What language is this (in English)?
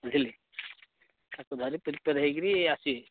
Odia